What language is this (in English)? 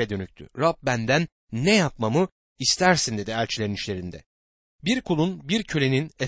Turkish